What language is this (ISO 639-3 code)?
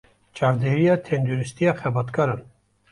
kur